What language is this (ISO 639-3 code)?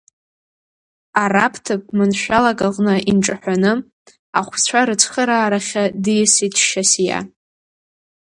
abk